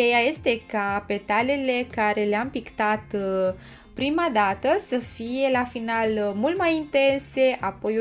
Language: Romanian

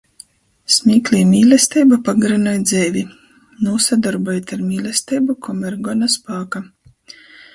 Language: Latgalian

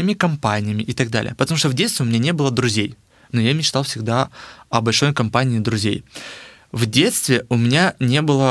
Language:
Russian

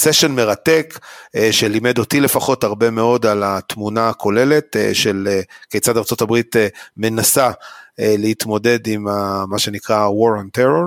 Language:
Hebrew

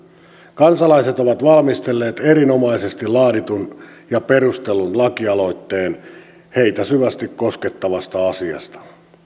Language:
Finnish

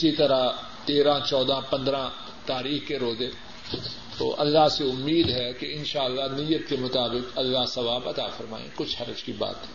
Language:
Urdu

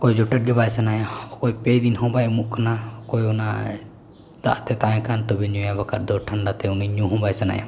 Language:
Santali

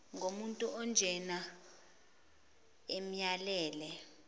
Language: Zulu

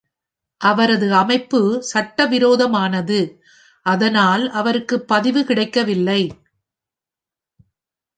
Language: Tamil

